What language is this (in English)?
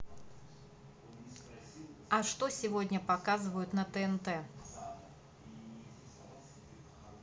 Russian